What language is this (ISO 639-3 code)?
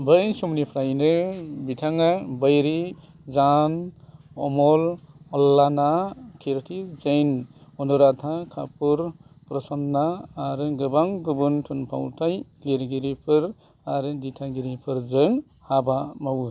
brx